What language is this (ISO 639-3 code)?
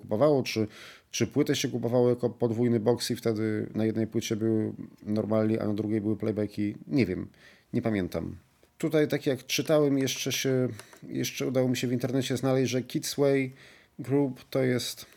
pol